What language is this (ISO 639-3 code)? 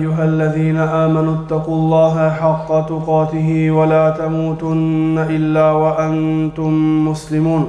ara